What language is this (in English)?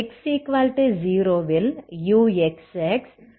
Tamil